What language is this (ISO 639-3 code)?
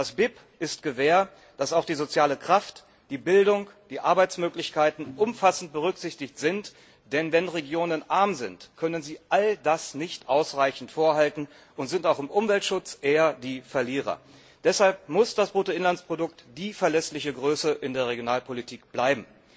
deu